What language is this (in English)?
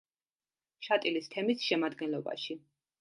Georgian